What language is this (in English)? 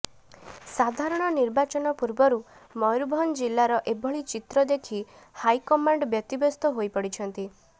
Odia